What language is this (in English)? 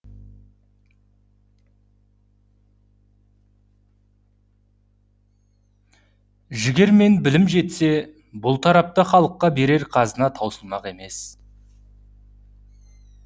Kazakh